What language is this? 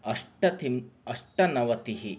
Sanskrit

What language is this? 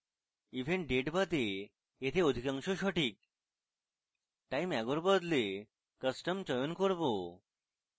Bangla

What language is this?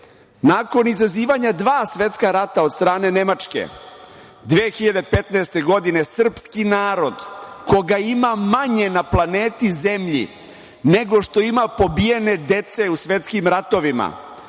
Serbian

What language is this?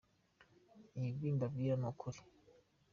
Kinyarwanda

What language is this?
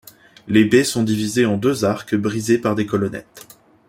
French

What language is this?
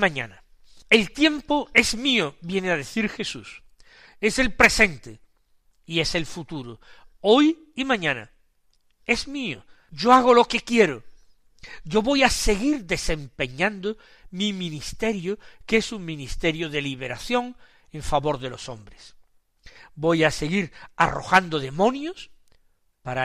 Spanish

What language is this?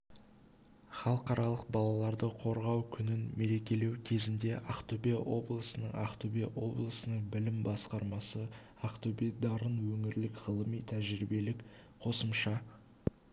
Kazakh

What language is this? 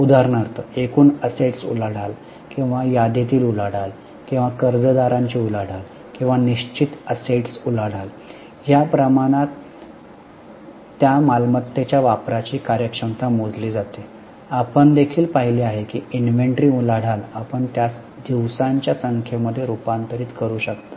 Marathi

